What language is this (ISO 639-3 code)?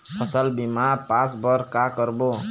hne